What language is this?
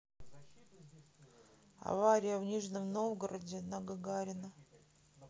Russian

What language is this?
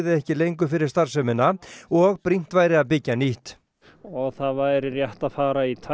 Icelandic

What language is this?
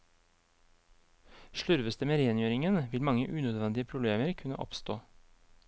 Norwegian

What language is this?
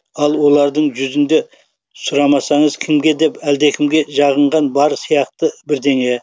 Kazakh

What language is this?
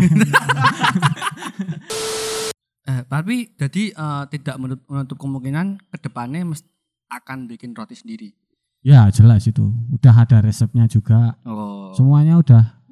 Indonesian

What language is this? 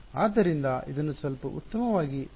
Kannada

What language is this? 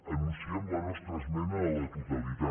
Catalan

